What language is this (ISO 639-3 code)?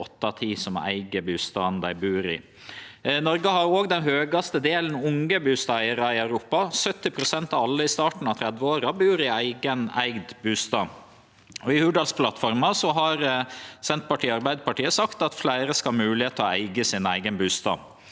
nor